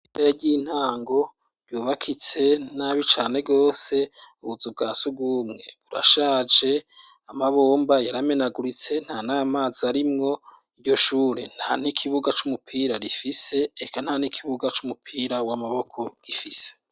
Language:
Rundi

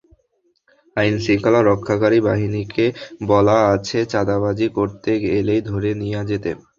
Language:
Bangla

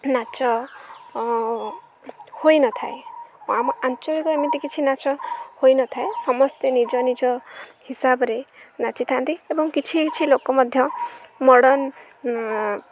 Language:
Odia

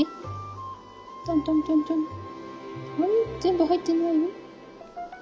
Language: Japanese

